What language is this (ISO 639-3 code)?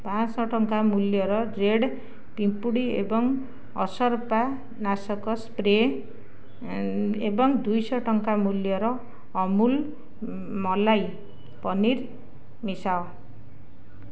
ori